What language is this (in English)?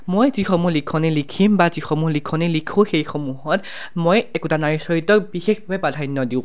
Assamese